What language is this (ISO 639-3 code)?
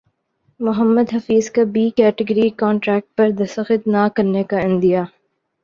urd